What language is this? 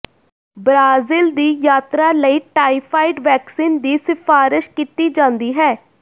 Punjabi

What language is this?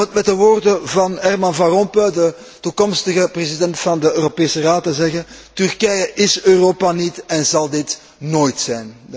Dutch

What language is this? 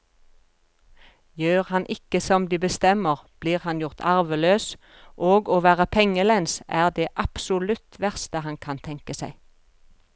Norwegian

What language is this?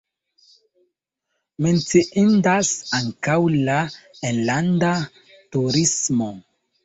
Esperanto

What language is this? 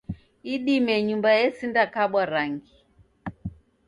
Taita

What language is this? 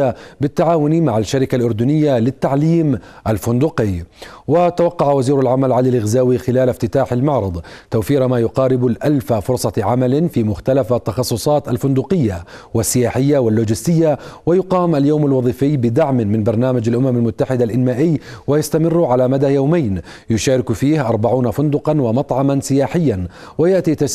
Arabic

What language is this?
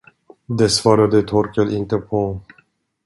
Swedish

